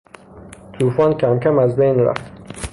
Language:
Persian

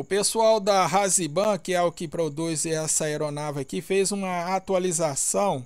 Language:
Portuguese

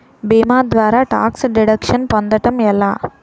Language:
Telugu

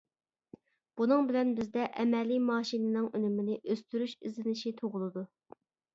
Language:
Uyghur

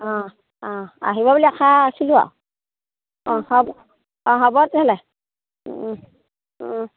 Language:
Assamese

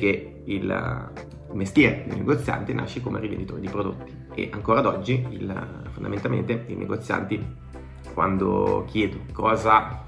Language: Italian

